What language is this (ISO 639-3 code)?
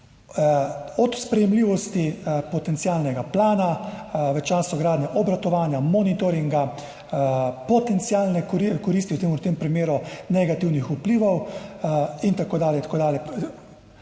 slv